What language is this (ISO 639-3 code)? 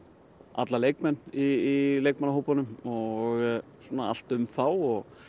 isl